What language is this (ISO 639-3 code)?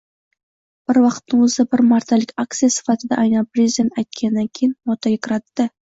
uzb